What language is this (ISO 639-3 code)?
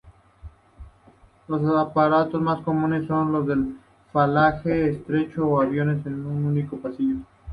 spa